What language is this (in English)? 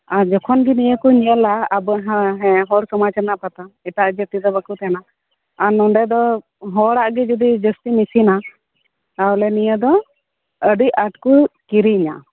Santali